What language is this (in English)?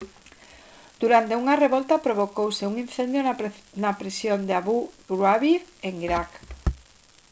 Galician